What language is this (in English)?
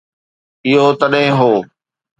Sindhi